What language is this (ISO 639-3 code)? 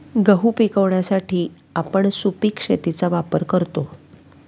mar